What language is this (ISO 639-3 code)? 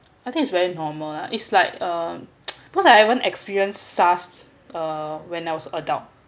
eng